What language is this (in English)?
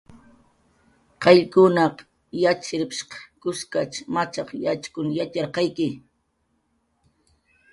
Jaqaru